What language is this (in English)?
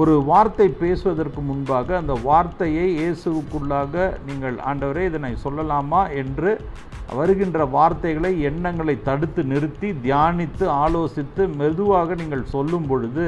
Tamil